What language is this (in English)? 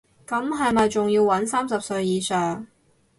Cantonese